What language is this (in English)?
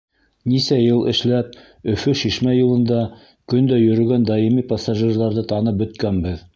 Bashkir